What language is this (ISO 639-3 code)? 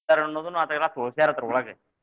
kan